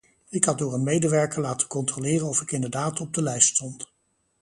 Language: Dutch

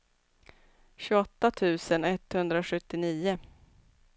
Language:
Swedish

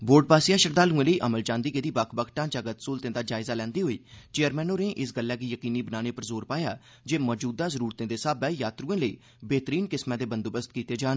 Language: Dogri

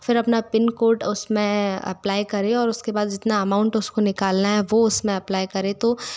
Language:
Hindi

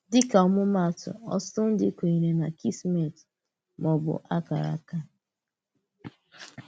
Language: Igbo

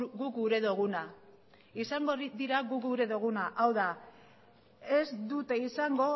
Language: Basque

